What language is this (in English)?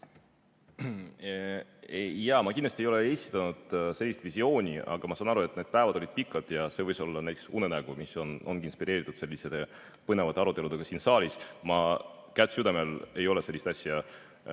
Estonian